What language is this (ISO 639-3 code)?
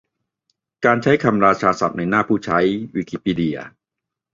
tha